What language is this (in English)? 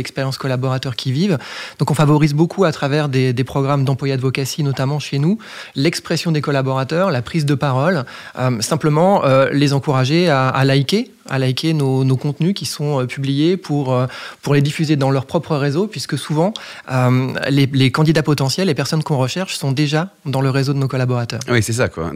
French